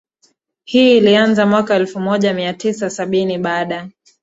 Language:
Swahili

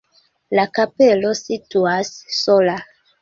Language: Esperanto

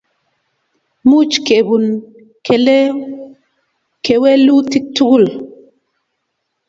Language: Kalenjin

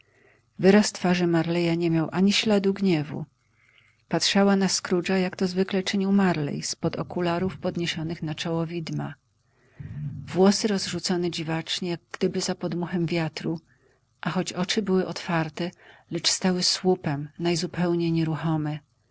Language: Polish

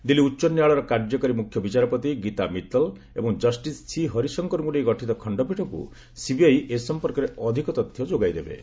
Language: Odia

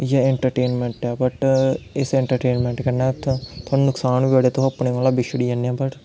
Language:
Dogri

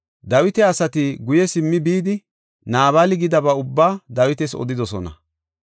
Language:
Gofa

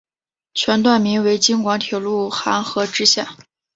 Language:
Chinese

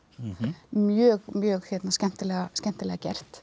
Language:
Icelandic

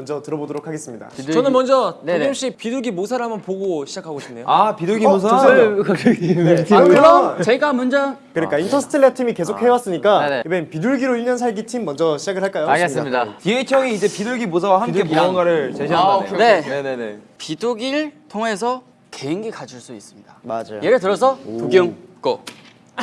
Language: Korean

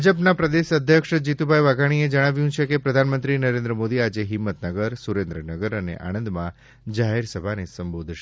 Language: Gujarati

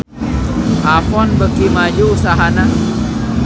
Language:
Sundanese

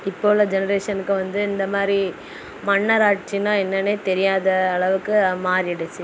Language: Tamil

